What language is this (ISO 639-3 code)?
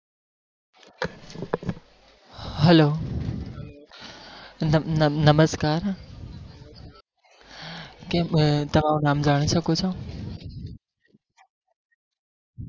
guj